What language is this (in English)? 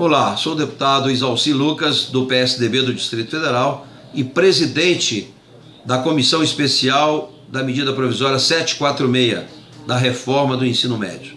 Portuguese